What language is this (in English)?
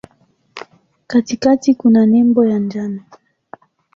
Swahili